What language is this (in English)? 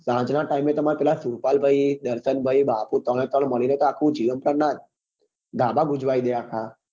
Gujarati